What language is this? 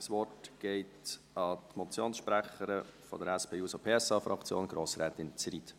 Swiss German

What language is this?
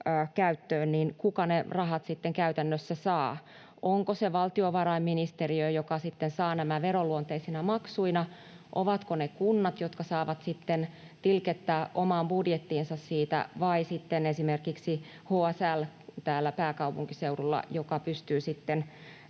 Finnish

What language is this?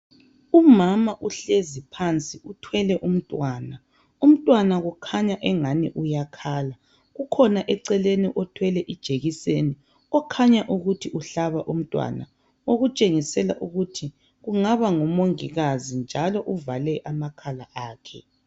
North Ndebele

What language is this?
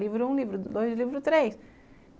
Portuguese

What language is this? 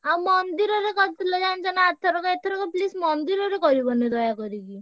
Odia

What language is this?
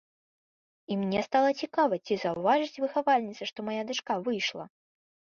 Belarusian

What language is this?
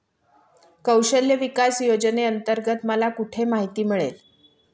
Marathi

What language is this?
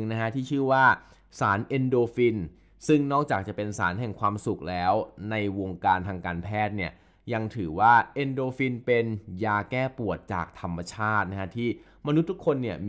Thai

